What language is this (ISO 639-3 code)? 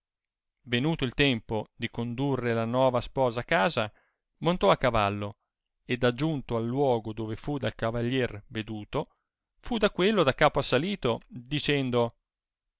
ita